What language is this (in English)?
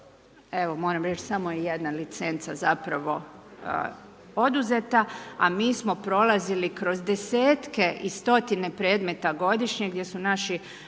Croatian